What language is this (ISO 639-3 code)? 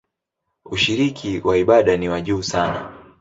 swa